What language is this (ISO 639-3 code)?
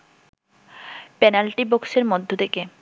ben